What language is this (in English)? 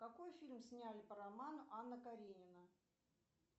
Russian